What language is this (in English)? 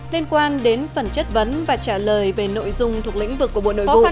Vietnamese